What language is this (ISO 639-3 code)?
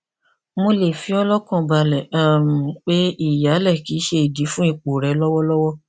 yor